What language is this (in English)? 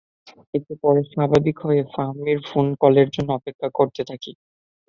Bangla